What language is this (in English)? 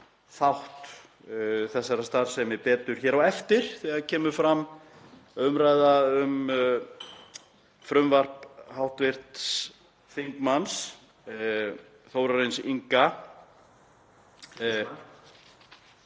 Icelandic